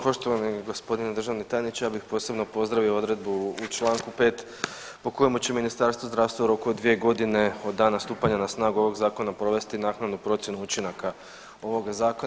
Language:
Croatian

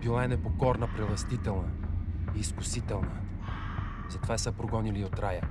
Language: Bulgarian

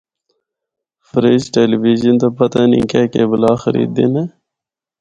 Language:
Northern Hindko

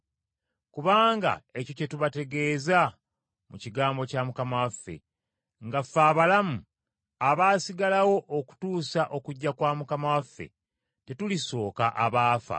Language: Ganda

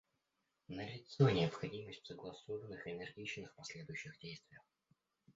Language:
Russian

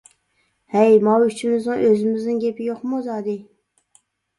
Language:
Uyghur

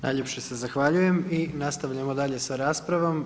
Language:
Croatian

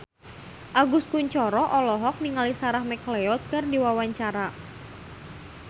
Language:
Sundanese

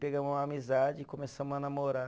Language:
Portuguese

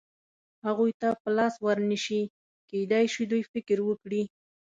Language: Pashto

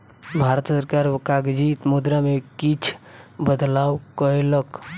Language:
Maithili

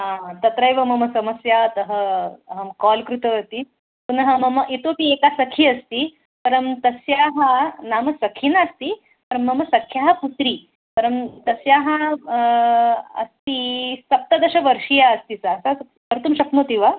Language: Sanskrit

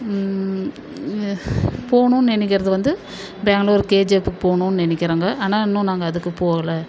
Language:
Tamil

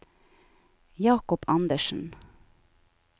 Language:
Norwegian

